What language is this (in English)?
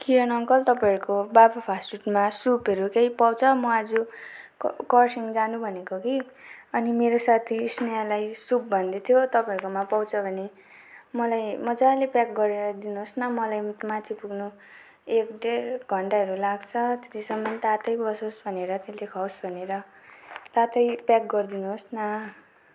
Nepali